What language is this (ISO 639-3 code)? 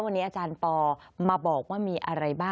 tha